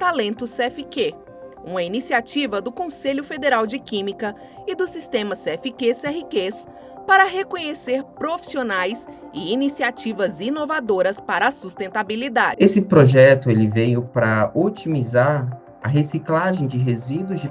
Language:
Portuguese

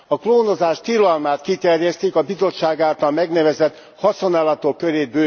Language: Hungarian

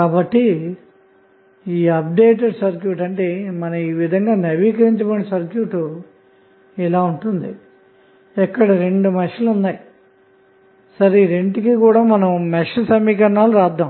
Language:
Telugu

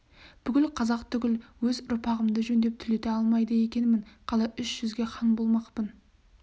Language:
Kazakh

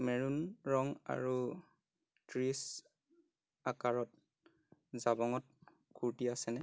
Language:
Assamese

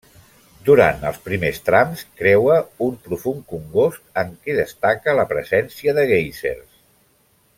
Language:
Catalan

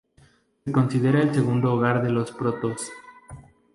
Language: Spanish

